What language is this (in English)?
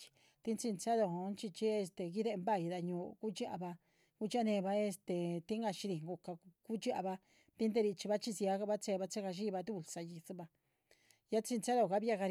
Chichicapan Zapotec